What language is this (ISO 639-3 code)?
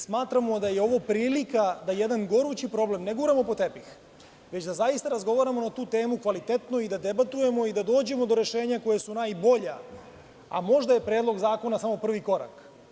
srp